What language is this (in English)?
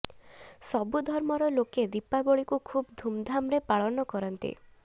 Odia